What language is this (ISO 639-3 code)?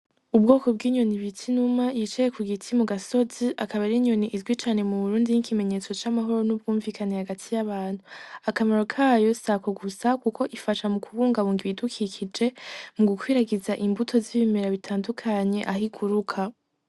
run